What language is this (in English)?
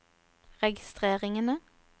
Norwegian